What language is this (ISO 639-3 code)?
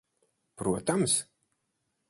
lav